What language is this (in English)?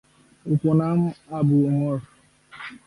Bangla